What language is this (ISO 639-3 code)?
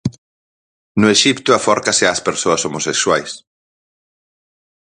glg